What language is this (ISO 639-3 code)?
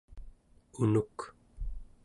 esu